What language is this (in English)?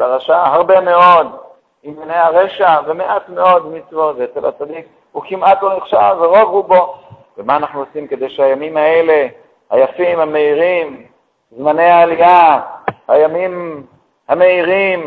Hebrew